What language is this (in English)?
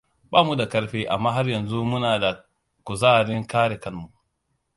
Hausa